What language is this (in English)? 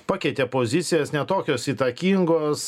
Lithuanian